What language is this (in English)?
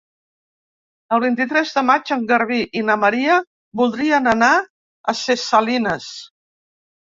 Catalan